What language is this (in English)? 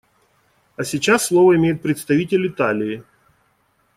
Russian